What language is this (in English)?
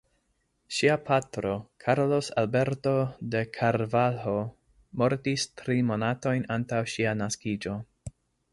Esperanto